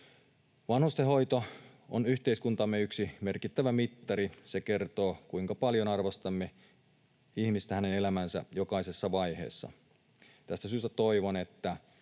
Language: Finnish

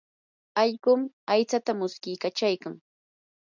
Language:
Yanahuanca Pasco Quechua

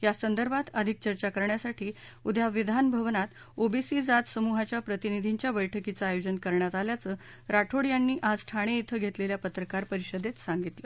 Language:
Marathi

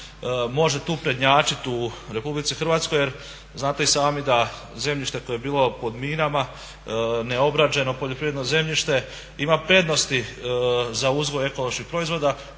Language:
Croatian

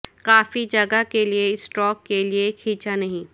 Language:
Urdu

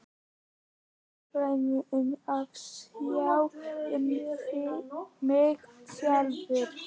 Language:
Icelandic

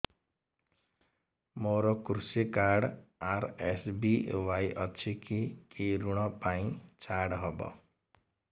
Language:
Odia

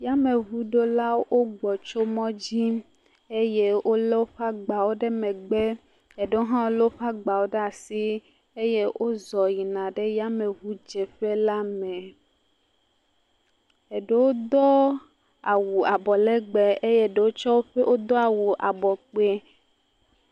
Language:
Ewe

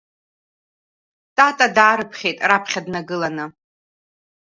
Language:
Abkhazian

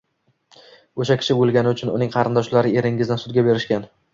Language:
Uzbek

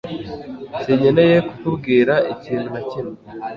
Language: Kinyarwanda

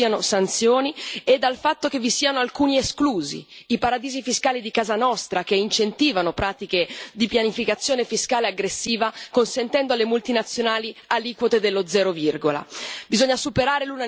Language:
Italian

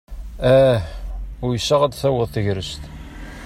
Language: Kabyle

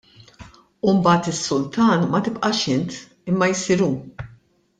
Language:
Maltese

